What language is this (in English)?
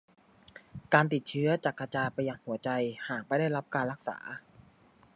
Thai